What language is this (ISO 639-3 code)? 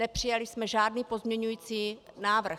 ces